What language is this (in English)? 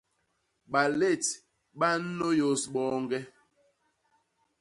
Basaa